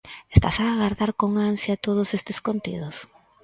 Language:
Galician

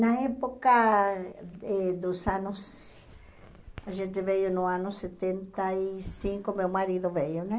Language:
Portuguese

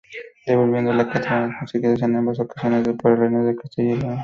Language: Spanish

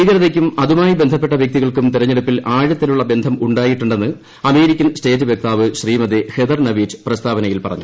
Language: Malayalam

